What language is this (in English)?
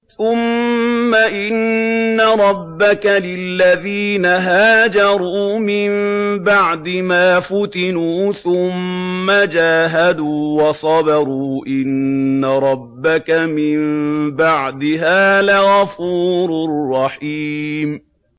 Arabic